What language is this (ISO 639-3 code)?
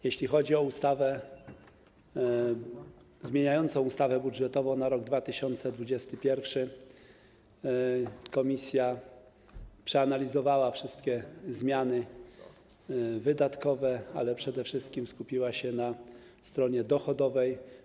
pol